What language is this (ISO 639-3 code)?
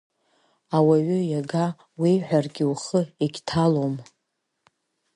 abk